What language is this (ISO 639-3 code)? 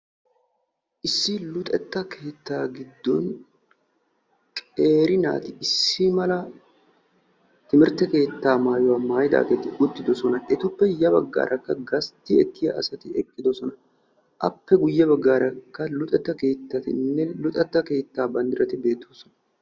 wal